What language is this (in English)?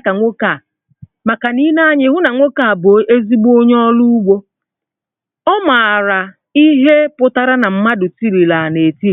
Igbo